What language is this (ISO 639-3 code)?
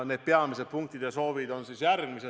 est